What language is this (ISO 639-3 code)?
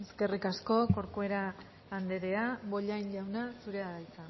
eus